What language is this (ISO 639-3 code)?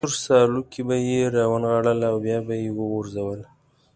pus